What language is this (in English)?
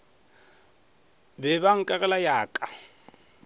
Northern Sotho